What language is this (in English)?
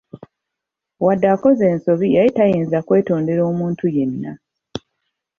Ganda